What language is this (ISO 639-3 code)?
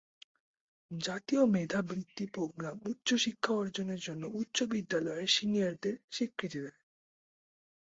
ben